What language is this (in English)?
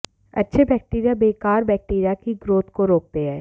Hindi